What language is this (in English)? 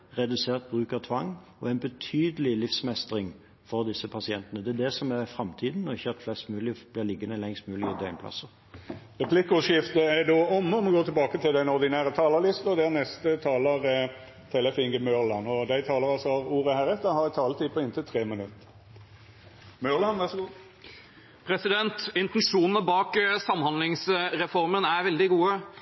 Norwegian